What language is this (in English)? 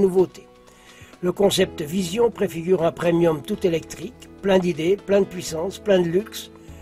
French